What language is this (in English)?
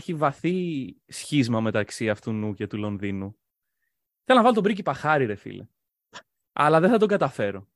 Greek